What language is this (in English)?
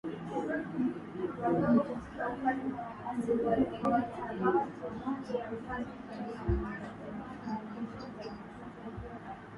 Swahili